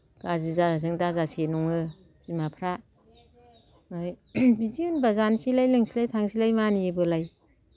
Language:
Bodo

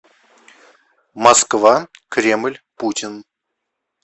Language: Russian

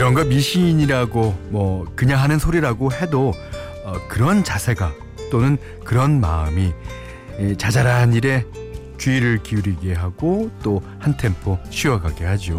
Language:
Korean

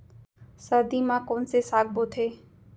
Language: Chhattisgarhi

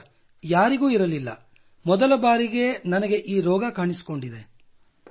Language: Kannada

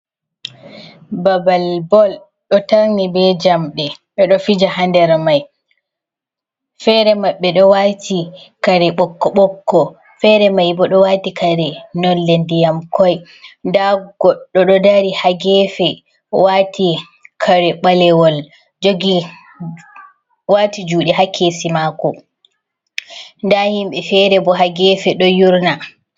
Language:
Fula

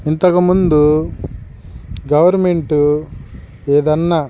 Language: Telugu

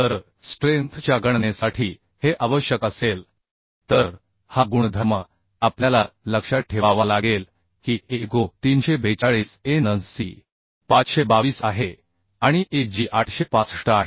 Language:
Marathi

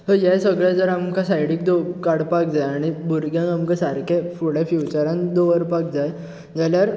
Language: Konkani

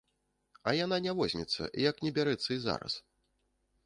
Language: Belarusian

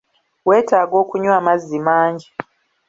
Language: Ganda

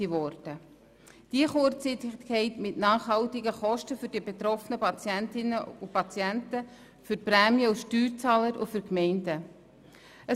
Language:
Swiss German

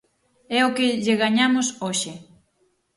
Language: Galician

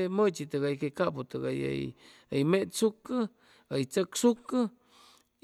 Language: Chimalapa Zoque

